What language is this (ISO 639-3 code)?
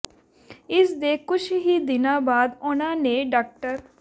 pan